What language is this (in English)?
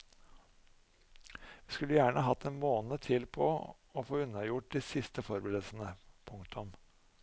Norwegian